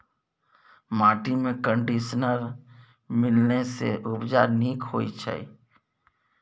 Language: Maithili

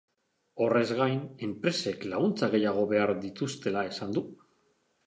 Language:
Basque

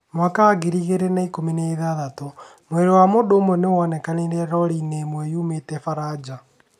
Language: Kikuyu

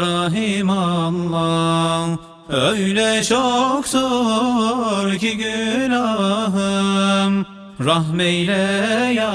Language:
Turkish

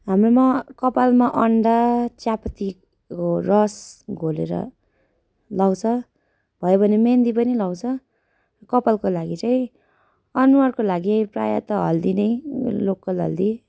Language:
Nepali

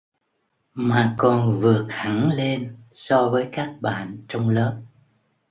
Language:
Vietnamese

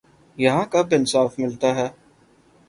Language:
Urdu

